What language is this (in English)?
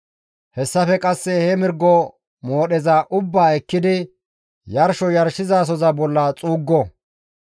Gamo